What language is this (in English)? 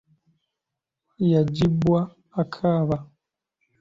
Ganda